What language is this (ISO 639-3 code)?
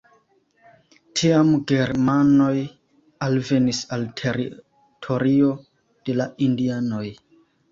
epo